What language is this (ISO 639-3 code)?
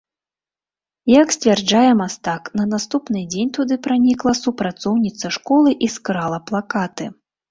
bel